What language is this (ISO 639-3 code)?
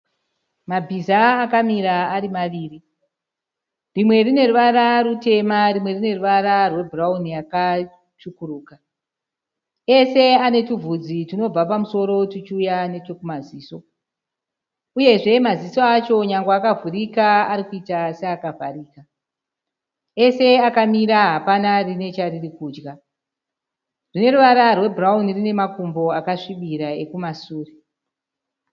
sna